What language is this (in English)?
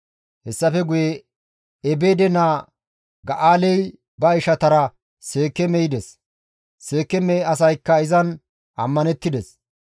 Gamo